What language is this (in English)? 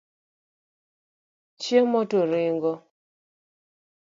Luo (Kenya and Tanzania)